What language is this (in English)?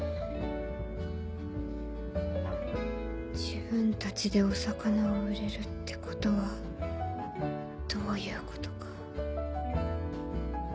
Japanese